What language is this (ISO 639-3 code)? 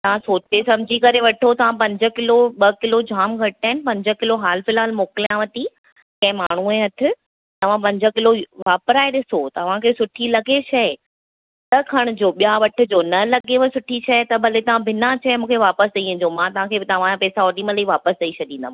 snd